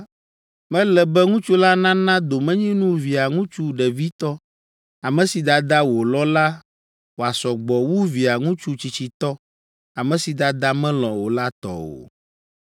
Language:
Ewe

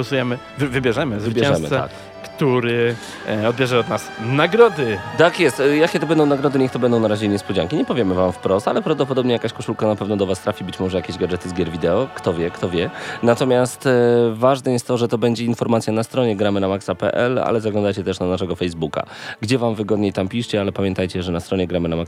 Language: Polish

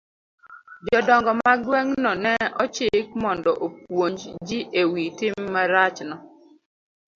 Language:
Luo (Kenya and Tanzania)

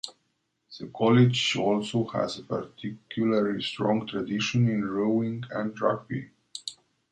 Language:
English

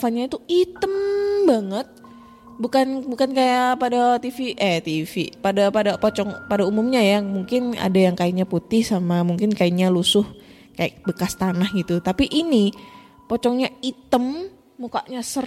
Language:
Indonesian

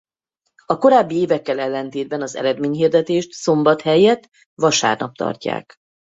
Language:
Hungarian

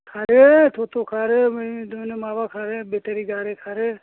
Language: Bodo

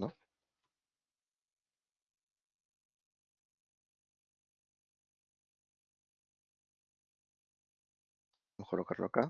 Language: Spanish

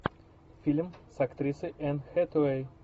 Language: Russian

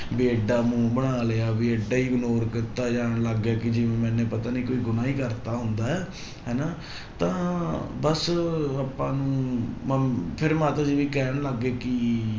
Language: Punjabi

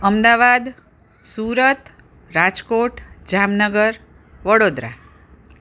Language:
Gujarati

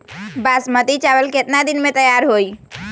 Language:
Magahi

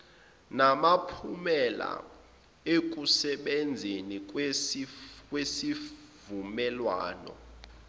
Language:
Zulu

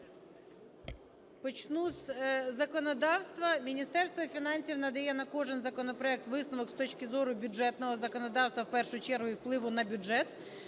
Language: Ukrainian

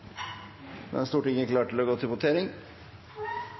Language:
Norwegian Bokmål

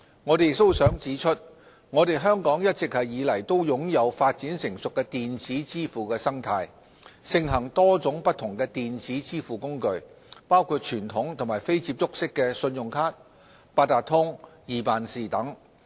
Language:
Cantonese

